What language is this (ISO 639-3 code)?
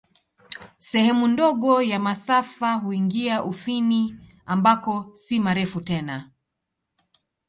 swa